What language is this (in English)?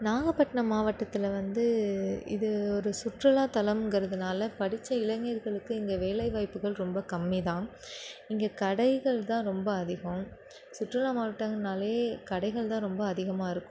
Tamil